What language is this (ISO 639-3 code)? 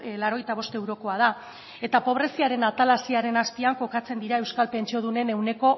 eus